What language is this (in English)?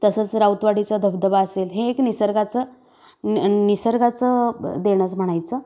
Marathi